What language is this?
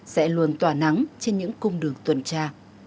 Vietnamese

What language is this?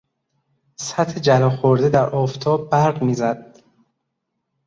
Persian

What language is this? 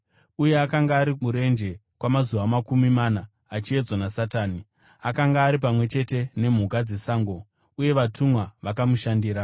Shona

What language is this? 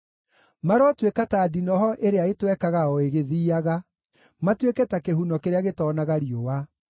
Kikuyu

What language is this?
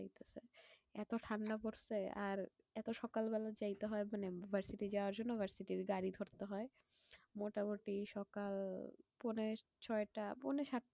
Bangla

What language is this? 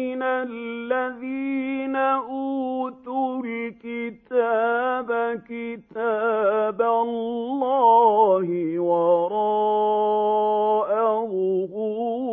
Arabic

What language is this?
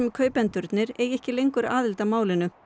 Icelandic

